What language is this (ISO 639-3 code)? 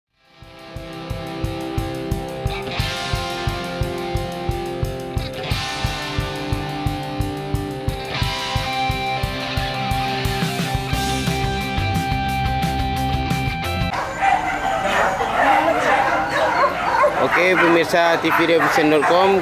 ind